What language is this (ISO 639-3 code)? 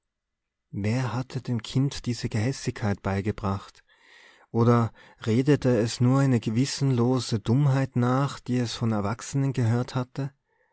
deu